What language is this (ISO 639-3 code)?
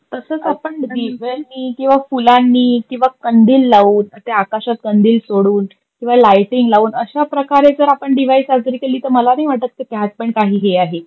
mar